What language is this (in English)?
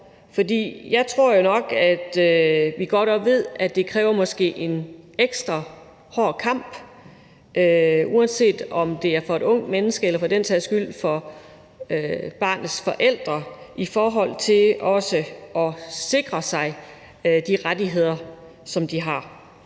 Danish